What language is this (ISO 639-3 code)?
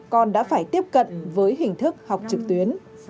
vie